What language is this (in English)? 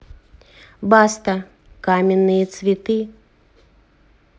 Russian